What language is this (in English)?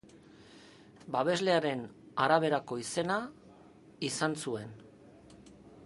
Basque